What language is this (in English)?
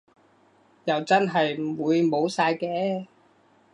Cantonese